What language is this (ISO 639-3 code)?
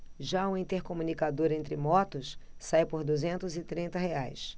por